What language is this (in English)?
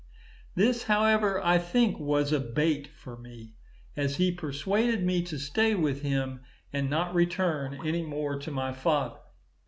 English